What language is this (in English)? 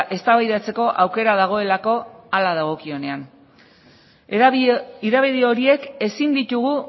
Basque